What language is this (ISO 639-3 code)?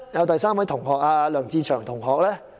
yue